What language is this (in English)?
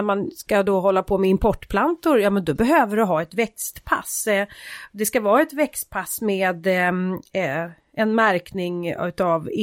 Swedish